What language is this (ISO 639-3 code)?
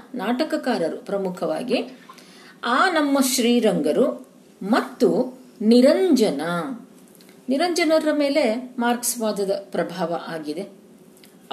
kan